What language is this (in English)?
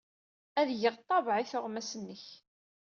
Kabyle